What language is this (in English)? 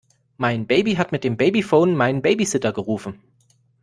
German